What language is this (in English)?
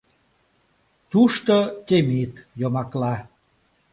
Mari